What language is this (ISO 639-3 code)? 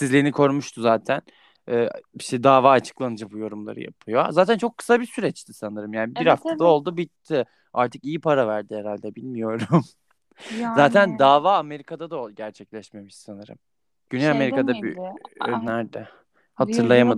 tur